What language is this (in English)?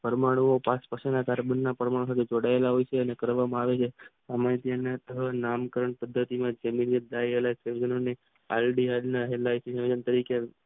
Gujarati